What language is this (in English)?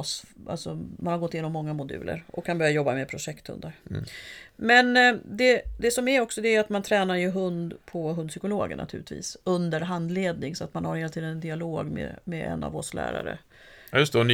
Swedish